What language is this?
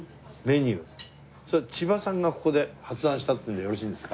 Japanese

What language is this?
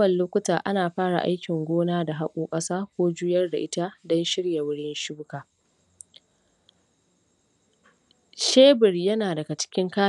Hausa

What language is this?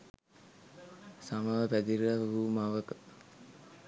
Sinhala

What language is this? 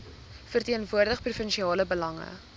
Afrikaans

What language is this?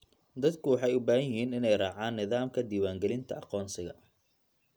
Somali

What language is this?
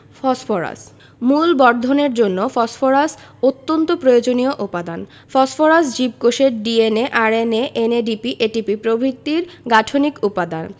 Bangla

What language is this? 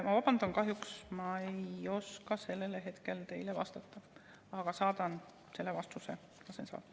Estonian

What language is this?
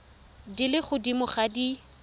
Tswana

